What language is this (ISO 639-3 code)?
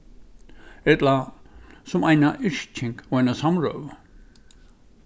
fao